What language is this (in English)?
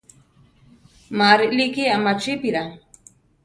Central Tarahumara